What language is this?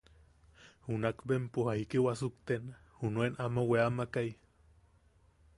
Yaqui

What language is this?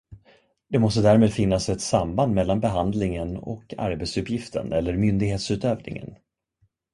Swedish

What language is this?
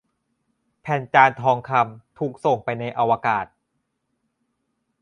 Thai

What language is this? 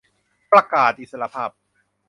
Thai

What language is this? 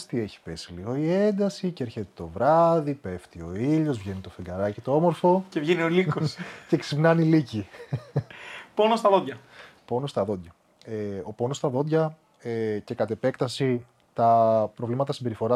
Greek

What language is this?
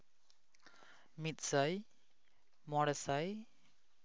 Santali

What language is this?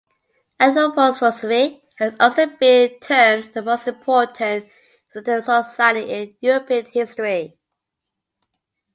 English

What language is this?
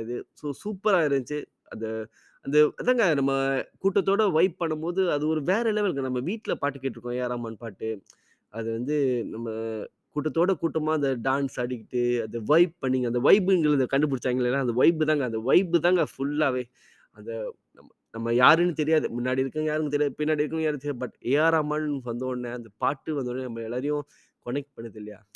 Tamil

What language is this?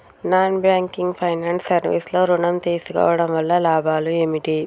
Telugu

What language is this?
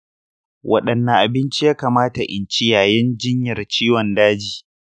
Hausa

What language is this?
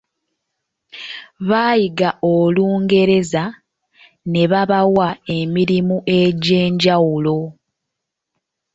Ganda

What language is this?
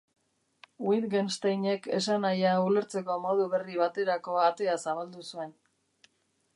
Basque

